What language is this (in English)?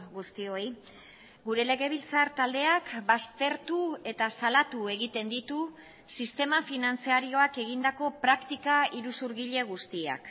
Basque